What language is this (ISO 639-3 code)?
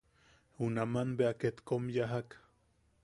yaq